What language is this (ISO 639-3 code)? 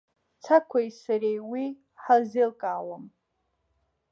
abk